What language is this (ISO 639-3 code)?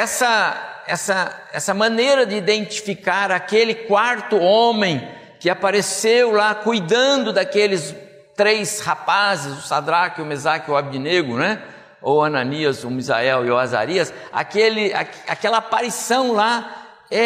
por